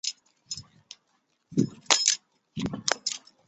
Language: Chinese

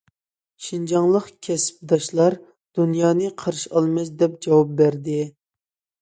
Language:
Uyghur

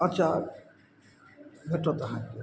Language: Maithili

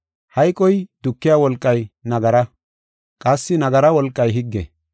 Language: Gofa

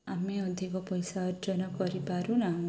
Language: Odia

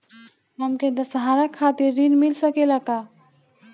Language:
Bhojpuri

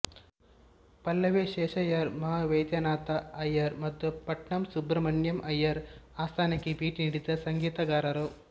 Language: Kannada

